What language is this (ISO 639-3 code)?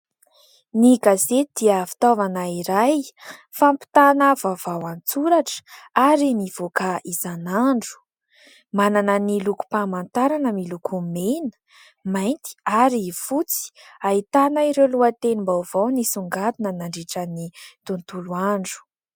mlg